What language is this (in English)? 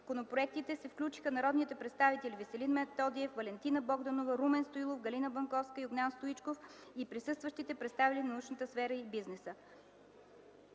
Bulgarian